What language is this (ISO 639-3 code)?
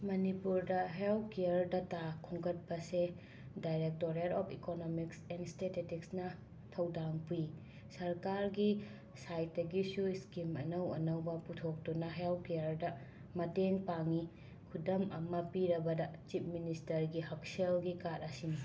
mni